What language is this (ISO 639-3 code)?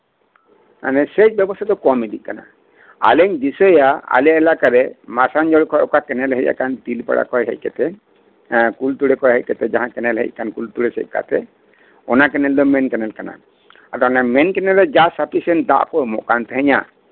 sat